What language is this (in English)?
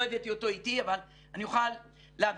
Hebrew